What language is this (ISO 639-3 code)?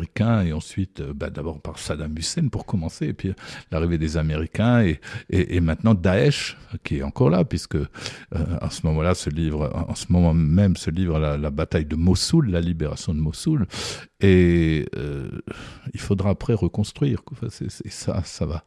fra